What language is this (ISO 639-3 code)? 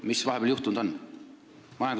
est